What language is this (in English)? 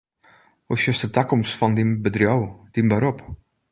Western Frisian